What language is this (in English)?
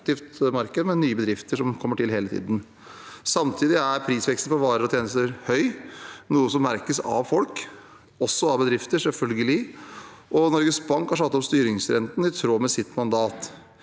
Norwegian